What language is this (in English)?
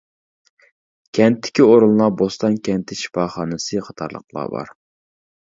Uyghur